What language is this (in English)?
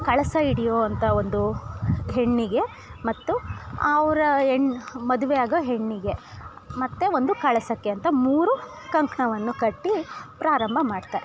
Kannada